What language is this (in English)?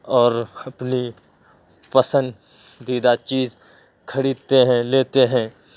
Urdu